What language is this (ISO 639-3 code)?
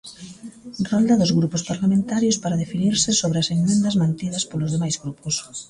glg